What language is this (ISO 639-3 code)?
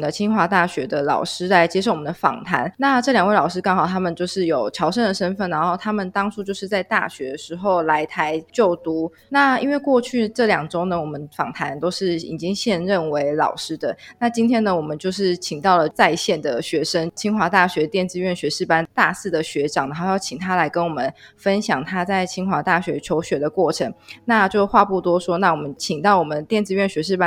zho